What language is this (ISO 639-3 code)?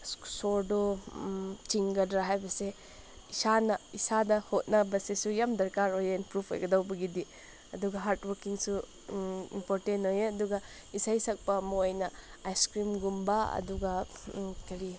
mni